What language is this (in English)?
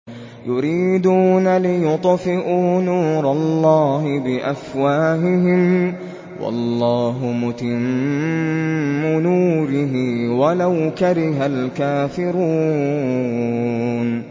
Arabic